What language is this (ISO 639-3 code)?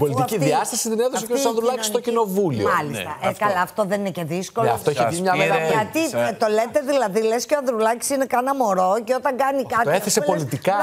ell